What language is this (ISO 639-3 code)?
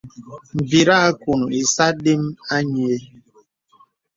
beb